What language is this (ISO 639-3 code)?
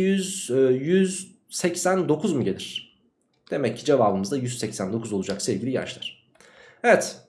tur